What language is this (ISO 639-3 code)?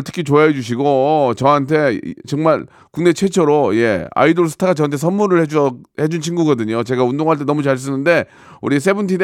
kor